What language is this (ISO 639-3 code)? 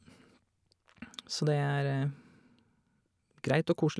nor